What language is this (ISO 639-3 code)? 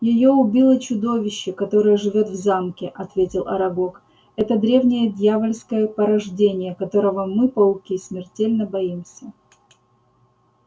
rus